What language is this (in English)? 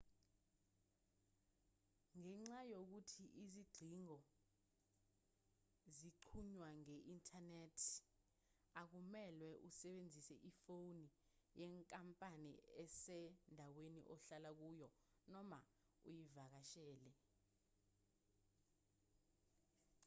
Zulu